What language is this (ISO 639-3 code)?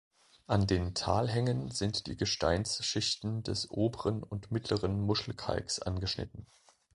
deu